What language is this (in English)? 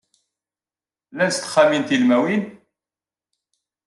Kabyle